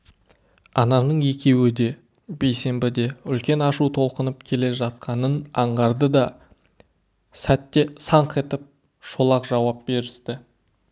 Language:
Kazakh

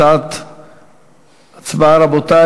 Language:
Hebrew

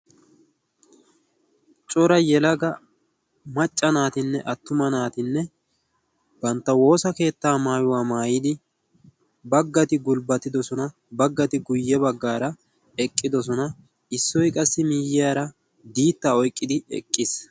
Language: Wolaytta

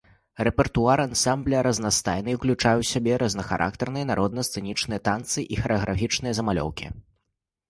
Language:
Belarusian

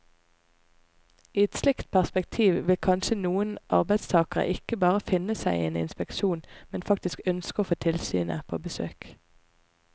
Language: Norwegian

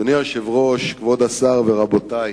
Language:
Hebrew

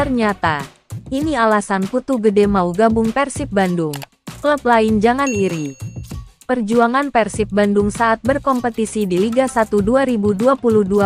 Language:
Indonesian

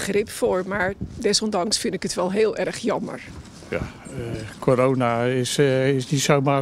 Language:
Dutch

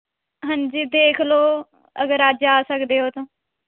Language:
Punjabi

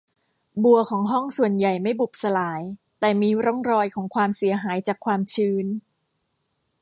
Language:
Thai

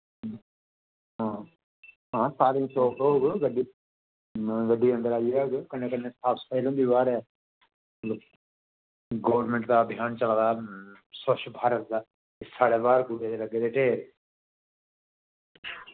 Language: Dogri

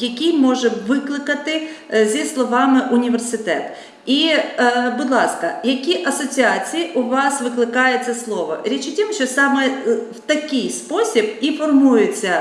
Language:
Ukrainian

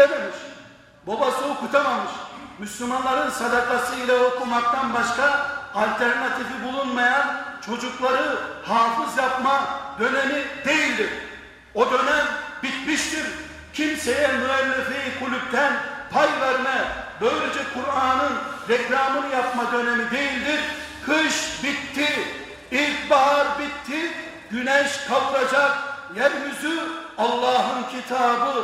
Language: Turkish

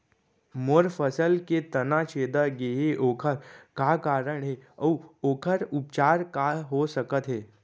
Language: Chhattisgarhi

